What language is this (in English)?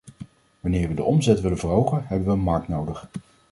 Dutch